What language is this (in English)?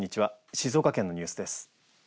Japanese